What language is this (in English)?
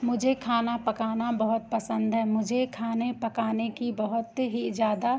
Hindi